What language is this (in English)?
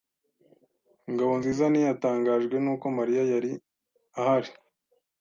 Kinyarwanda